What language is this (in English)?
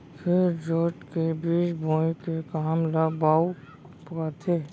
Chhattisgarhi